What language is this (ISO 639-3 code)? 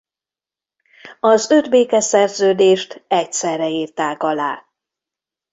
hun